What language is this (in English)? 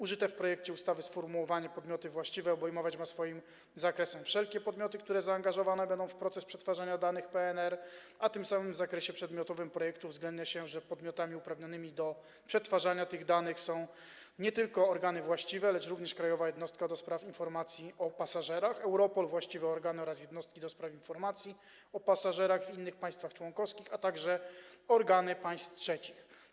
Polish